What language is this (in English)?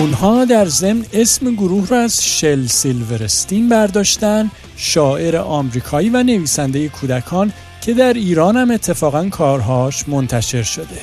Persian